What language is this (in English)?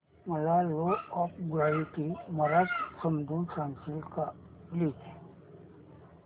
Marathi